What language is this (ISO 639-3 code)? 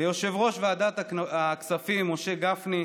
heb